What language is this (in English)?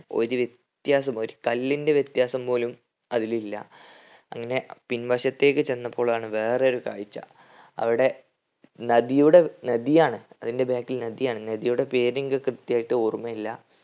Malayalam